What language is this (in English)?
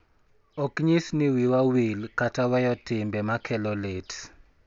Luo (Kenya and Tanzania)